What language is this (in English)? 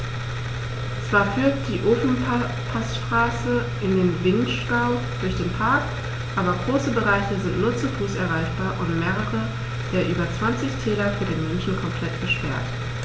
German